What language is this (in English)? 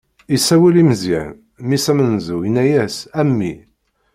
Kabyle